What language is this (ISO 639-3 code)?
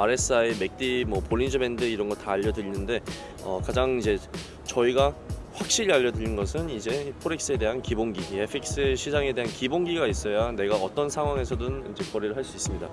kor